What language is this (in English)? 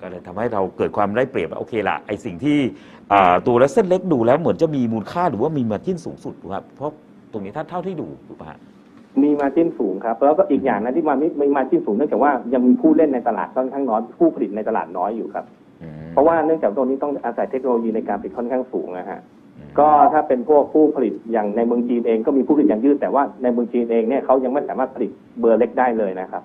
Thai